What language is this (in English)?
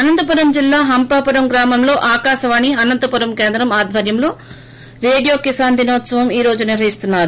Telugu